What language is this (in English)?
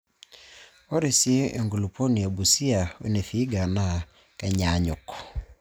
Masai